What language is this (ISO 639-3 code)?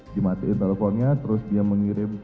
ind